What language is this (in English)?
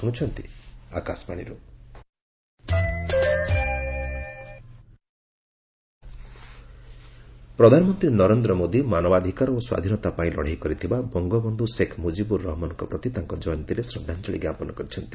Odia